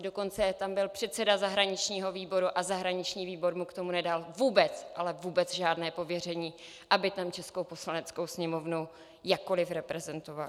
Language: Czech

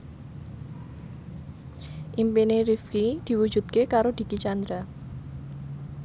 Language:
Javanese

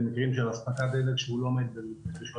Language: Hebrew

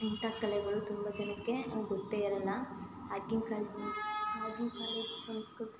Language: Kannada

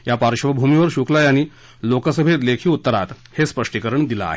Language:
Marathi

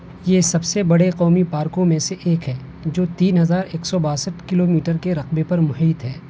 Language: Urdu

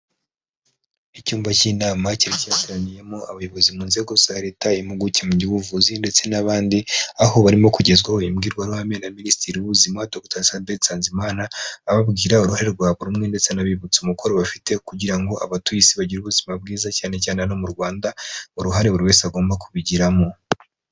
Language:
Kinyarwanda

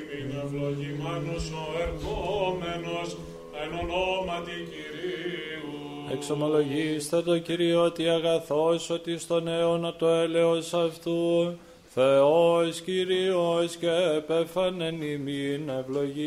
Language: Greek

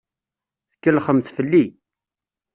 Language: Kabyle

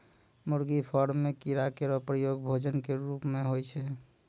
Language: Maithili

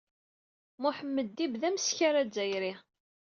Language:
Kabyle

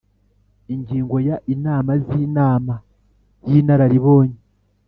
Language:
Kinyarwanda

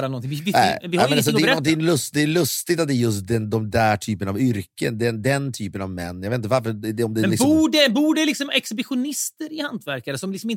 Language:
Swedish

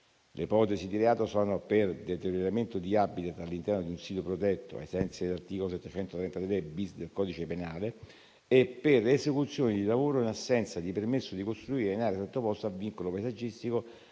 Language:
Italian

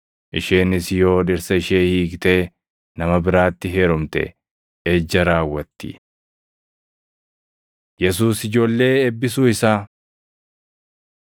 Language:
Oromo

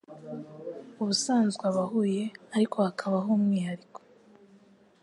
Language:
Kinyarwanda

